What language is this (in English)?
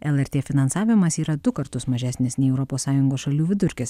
Lithuanian